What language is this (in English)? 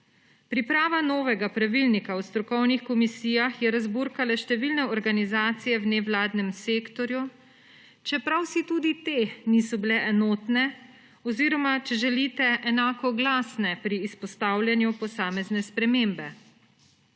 Slovenian